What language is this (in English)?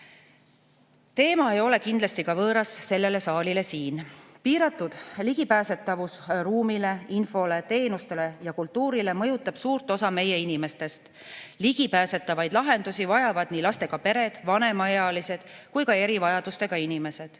Estonian